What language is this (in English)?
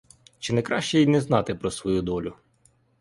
Ukrainian